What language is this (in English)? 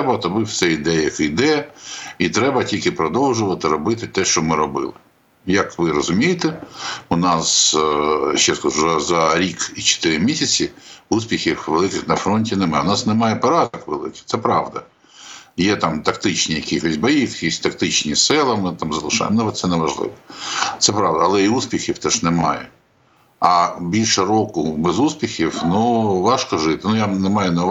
Ukrainian